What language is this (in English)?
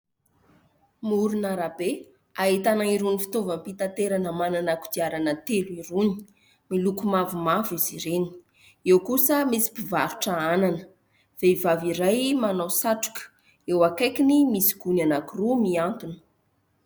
Malagasy